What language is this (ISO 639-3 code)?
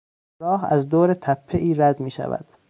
fas